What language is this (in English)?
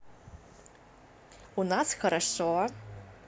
Russian